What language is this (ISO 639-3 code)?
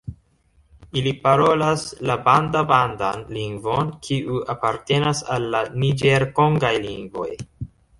epo